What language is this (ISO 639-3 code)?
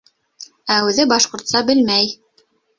bak